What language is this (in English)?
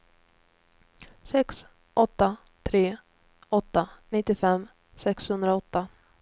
Swedish